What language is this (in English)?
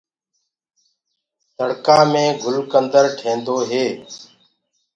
Gurgula